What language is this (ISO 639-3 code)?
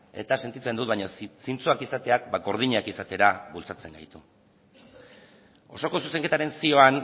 eus